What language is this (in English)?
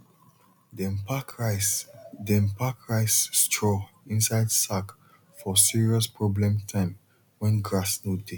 Nigerian Pidgin